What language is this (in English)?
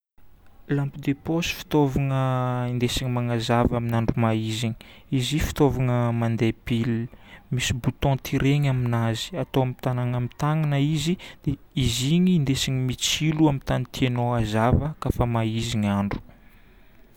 Northern Betsimisaraka Malagasy